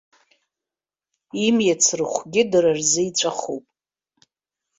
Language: Abkhazian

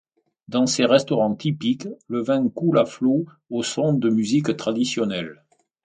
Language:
French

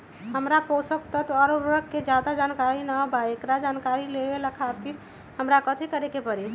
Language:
Magahi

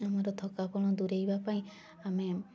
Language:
Odia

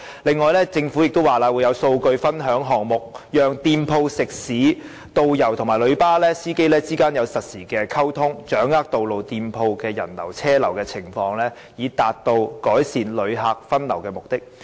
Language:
Cantonese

